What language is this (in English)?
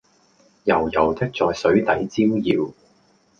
Cantonese